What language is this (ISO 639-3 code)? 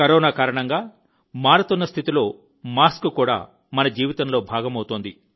tel